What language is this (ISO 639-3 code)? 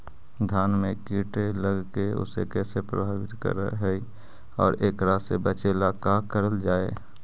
mag